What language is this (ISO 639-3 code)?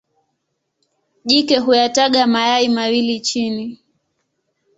swa